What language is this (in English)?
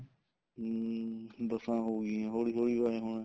Punjabi